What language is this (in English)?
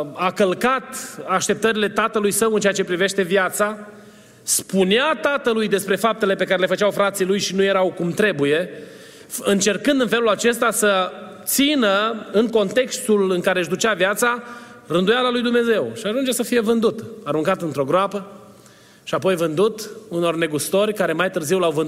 Romanian